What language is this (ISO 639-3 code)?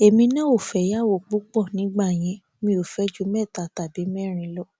yor